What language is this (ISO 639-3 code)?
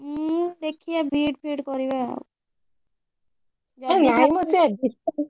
ori